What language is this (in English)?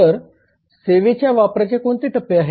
Marathi